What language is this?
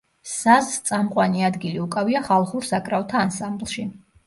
Georgian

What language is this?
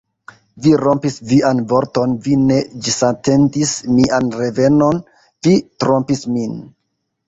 Esperanto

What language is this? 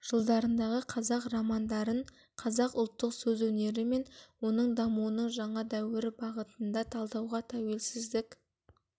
Kazakh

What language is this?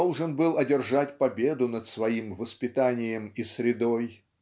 Russian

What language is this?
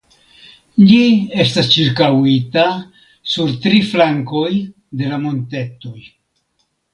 Esperanto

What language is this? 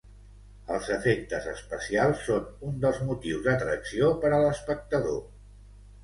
Catalan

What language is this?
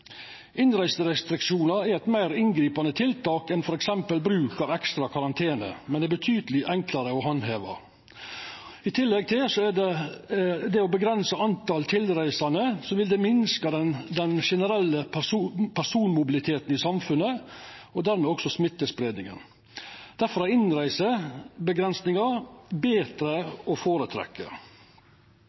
Norwegian Nynorsk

